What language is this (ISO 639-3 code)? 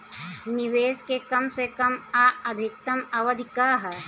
bho